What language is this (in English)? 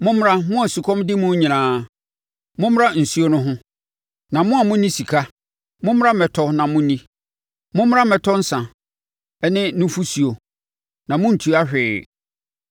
Akan